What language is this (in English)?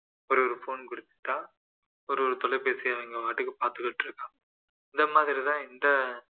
Tamil